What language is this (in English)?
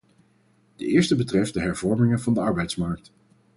Dutch